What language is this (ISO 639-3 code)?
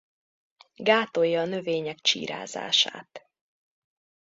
hun